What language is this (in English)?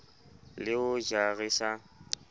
Southern Sotho